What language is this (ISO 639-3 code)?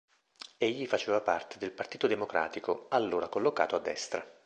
ita